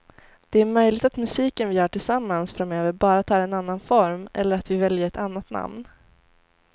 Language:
Swedish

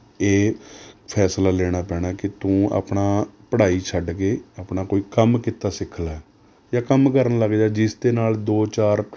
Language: Punjabi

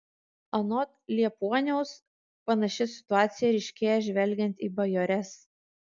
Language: Lithuanian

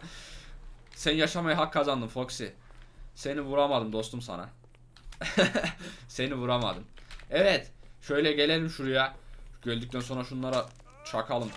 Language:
Turkish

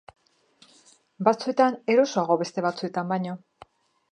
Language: Basque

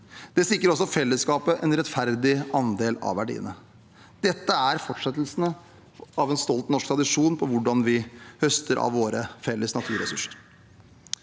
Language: Norwegian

